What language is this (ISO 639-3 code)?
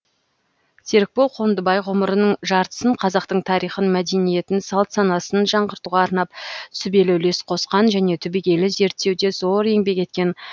kaz